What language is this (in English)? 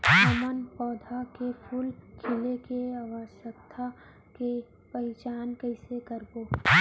Chhattisgarhi